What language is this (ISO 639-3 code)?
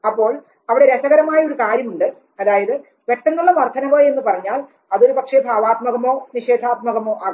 mal